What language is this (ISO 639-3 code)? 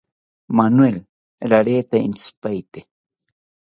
cpy